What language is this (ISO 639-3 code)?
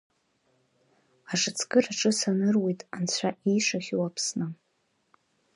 abk